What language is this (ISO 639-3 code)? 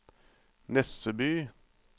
nor